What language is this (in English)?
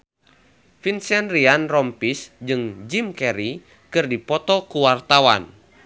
Sundanese